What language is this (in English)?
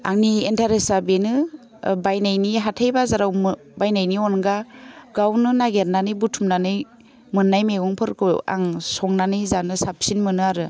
Bodo